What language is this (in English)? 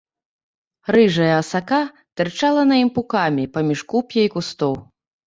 Belarusian